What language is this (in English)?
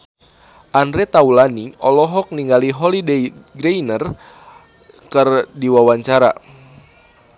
Sundanese